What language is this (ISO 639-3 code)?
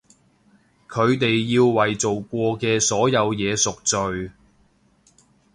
yue